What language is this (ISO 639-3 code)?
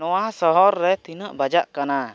sat